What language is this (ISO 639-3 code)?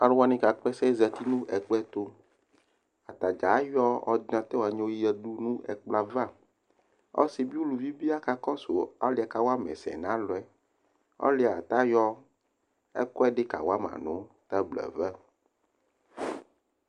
kpo